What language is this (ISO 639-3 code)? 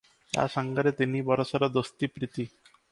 ori